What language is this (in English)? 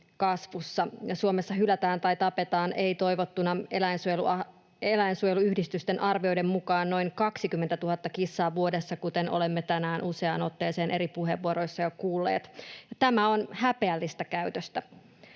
Finnish